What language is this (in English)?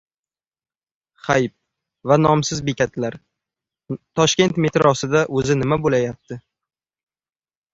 Uzbek